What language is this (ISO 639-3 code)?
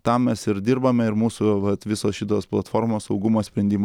lit